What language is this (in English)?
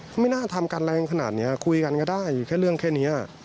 Thai